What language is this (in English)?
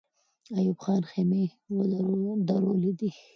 Pashto